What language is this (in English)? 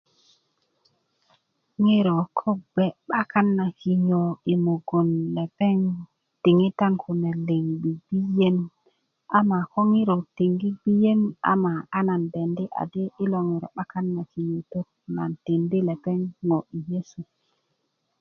Kuku